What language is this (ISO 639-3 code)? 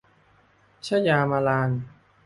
tha